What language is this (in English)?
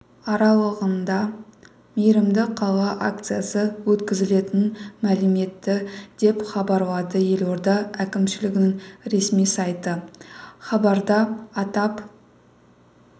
Kazakh